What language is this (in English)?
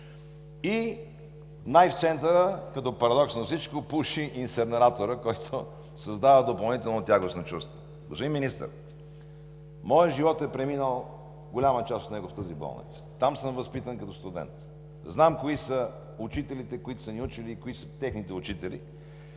Bulgarian